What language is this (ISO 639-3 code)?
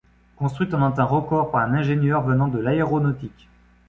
fra